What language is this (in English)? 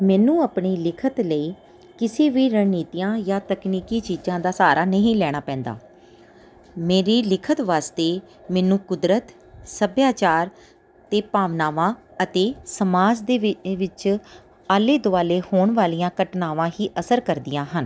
Punjabi